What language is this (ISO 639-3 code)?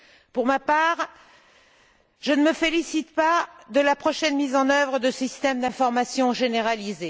fra